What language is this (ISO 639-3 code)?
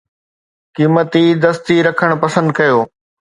snd